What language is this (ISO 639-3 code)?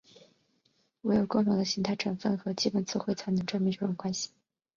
zho